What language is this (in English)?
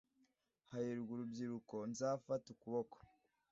Kinyarwanda